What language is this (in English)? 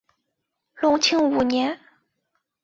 Chinese